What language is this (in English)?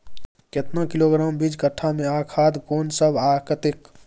Maithili